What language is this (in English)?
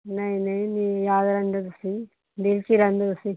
Punjabi